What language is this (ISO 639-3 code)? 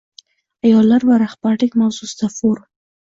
uzb